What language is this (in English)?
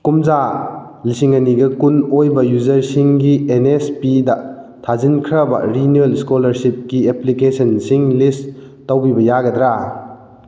Manipuri